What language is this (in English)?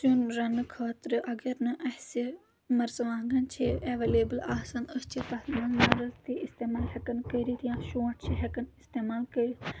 Kashmiri